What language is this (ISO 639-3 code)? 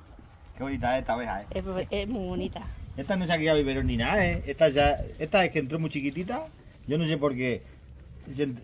spa